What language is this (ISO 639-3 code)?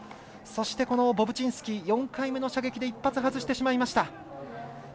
jpn